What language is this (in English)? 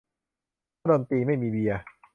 Thai